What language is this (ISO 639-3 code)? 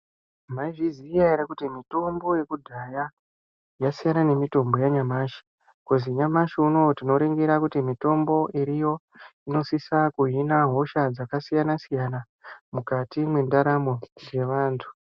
ndc